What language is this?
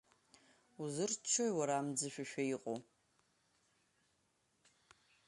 Abkhazian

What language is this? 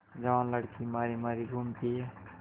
Hindi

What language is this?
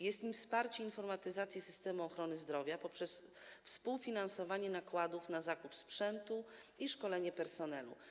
Polish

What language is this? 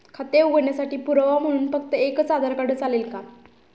Marathi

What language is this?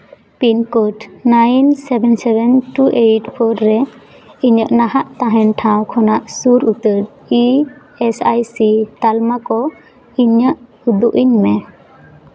Santali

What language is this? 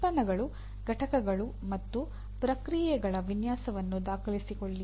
Kannada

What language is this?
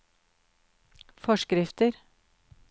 Norwegian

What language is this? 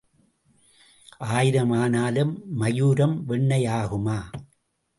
Tamil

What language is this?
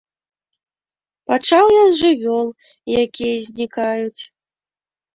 Belarusian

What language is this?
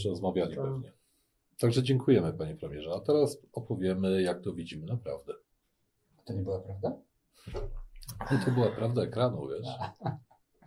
Polish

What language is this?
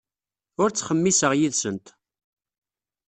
Kabyle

